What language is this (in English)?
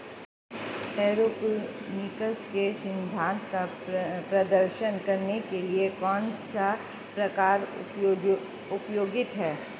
Hindi